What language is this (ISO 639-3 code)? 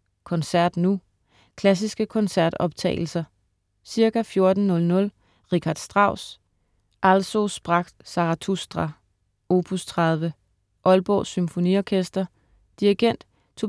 dan